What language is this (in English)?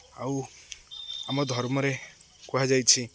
Odia